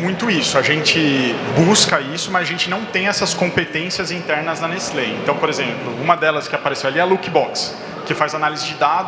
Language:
Portuguese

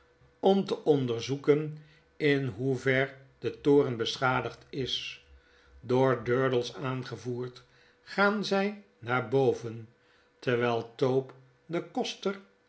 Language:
Dutch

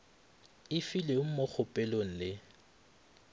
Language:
Northern Sotho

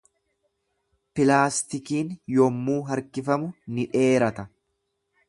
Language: Oromo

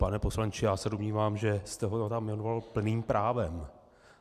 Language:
Czech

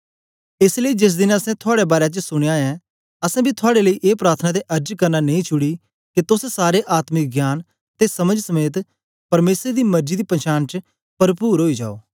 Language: Dogri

